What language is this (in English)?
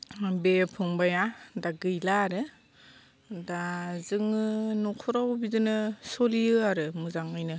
Bodo